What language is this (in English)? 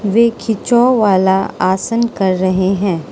Hindi